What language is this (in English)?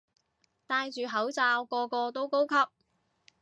Cantonese